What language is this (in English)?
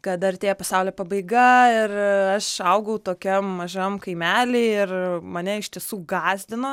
Lithuanian